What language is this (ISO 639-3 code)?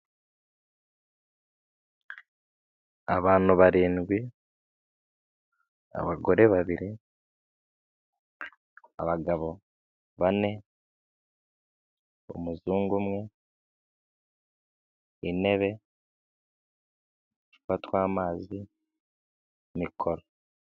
kin